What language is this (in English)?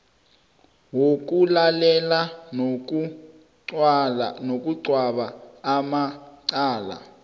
South Ndebele